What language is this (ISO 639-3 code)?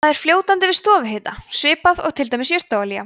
isl